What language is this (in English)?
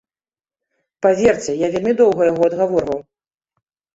Belarusian